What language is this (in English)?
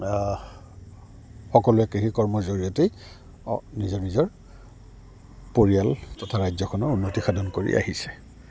Assamese